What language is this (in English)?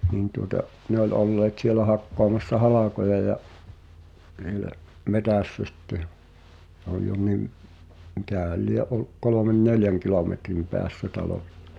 Finnish